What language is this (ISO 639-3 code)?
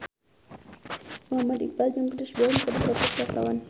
sun